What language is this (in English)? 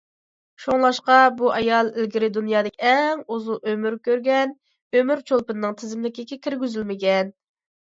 Uyghur